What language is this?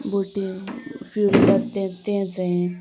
Konkani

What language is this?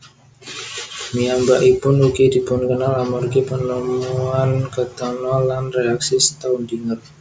Javanese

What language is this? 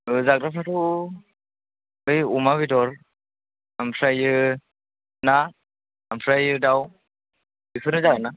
Bodo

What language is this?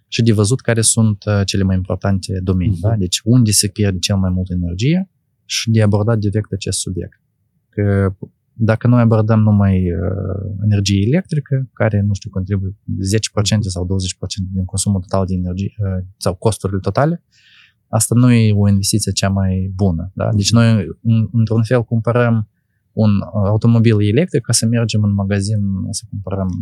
Romanian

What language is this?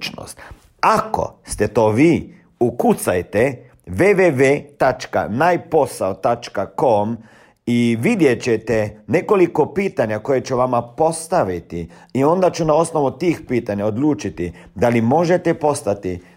Croatian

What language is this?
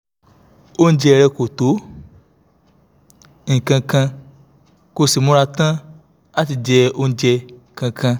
Yoruba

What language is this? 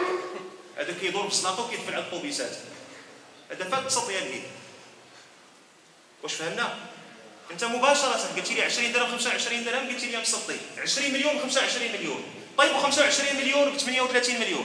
Arabic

